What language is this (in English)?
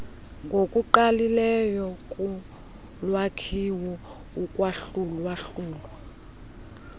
Xhosa